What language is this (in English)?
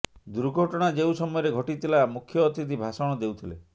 Odia